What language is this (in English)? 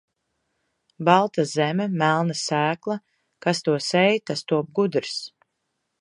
Latvian